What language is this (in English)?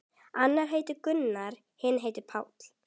Icelandic